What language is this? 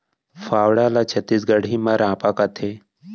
Chhattisgarhi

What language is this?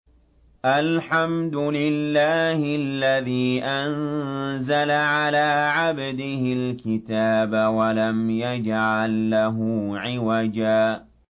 Arabic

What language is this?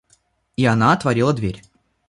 Russian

